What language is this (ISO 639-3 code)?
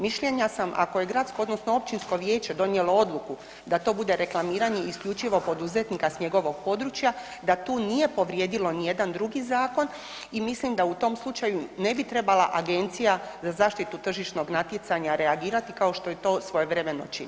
hrv